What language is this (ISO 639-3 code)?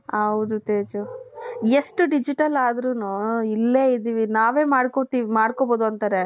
kan